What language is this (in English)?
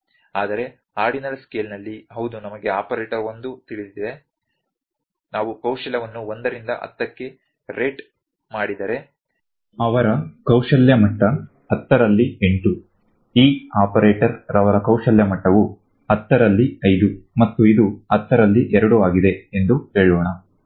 Kannada